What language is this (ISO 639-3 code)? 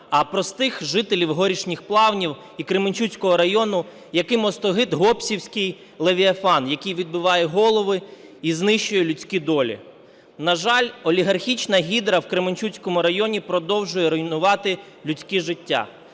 ukr